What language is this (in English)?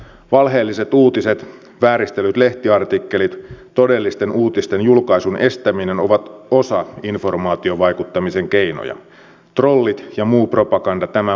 Finnish